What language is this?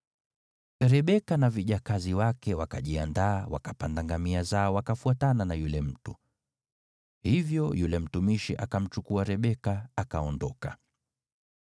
Swahili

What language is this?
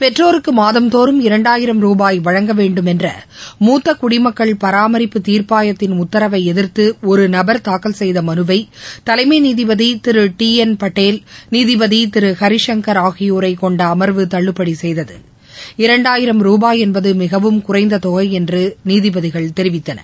Tamil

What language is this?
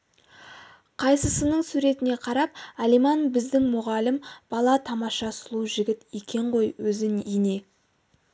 Kazakh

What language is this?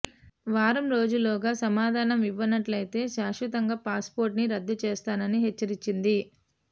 Telugu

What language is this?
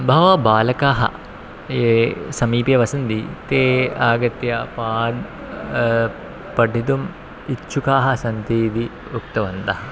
Sanskrit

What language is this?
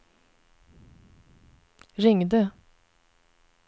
Swedish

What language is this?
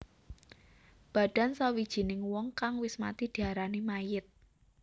Javanese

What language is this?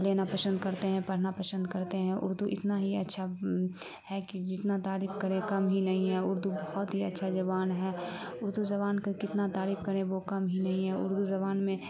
Urdu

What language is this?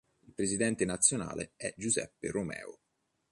Italian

